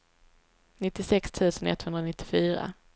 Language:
Swedish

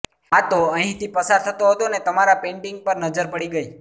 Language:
Gujarati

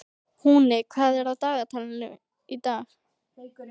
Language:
Icelandic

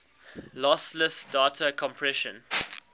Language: English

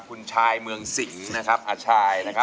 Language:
Thai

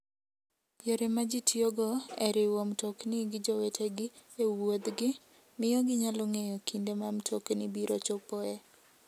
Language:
Luo (Kenya and Tanzania)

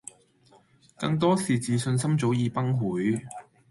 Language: Cantonese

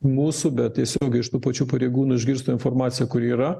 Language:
Lithuanian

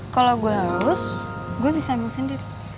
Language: Indonesian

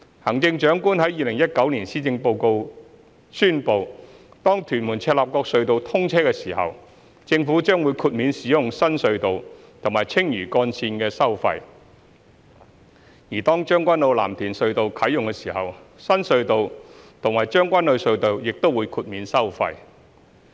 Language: Cantonese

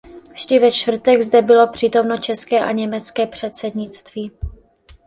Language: Czech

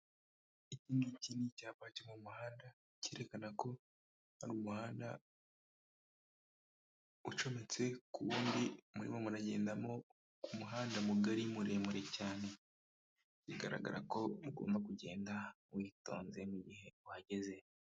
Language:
Kinyarwanda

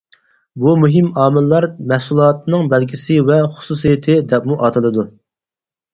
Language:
Uyghur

